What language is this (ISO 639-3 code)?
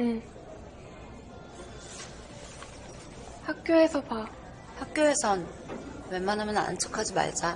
kor